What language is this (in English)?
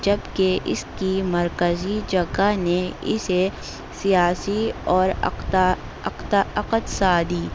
Urdu